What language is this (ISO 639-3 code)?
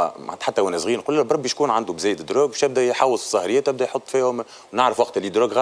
ara